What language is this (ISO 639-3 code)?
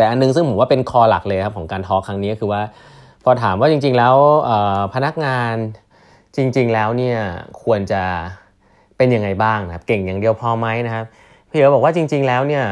tha